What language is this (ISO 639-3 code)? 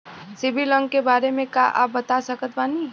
bho